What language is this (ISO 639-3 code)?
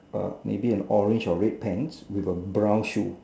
eng